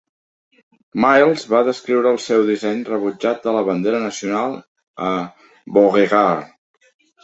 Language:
Catalan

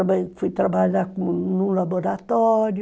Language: Portuguese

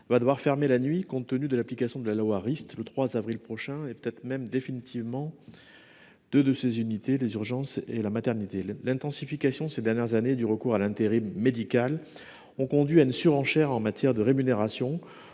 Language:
French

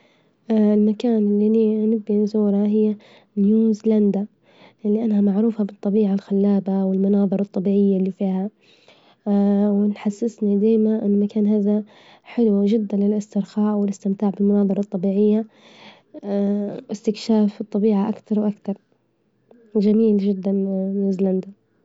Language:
Libyan Arabic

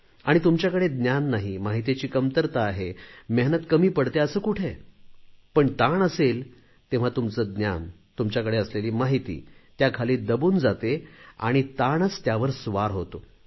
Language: Marathi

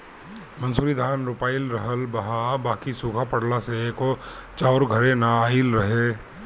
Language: Bhojpuri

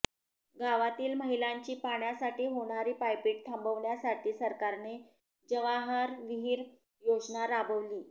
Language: Marathi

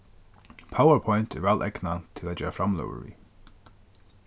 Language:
Faroese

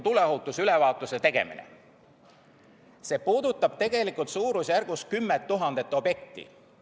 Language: Estonian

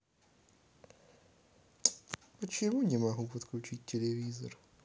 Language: Russian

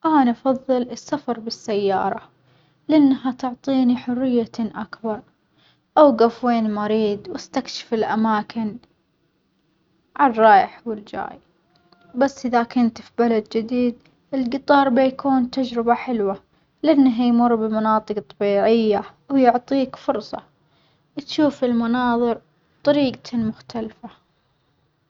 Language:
Omani Arabic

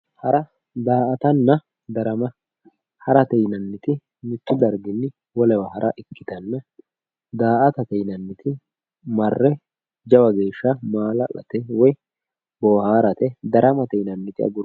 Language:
Sidamo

